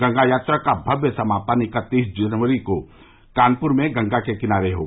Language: Hindi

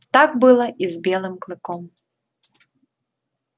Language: Russian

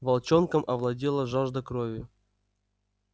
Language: Russian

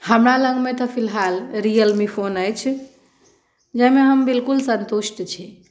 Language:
Maithili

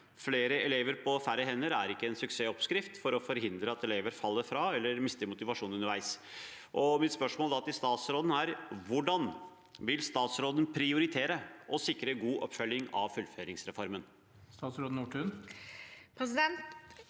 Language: Norwegian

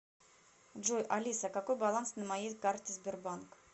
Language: Russian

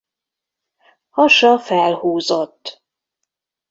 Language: Hungarian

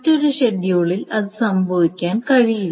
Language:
Malayalam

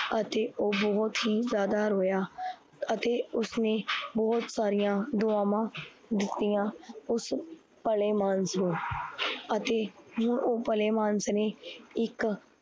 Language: Punjabi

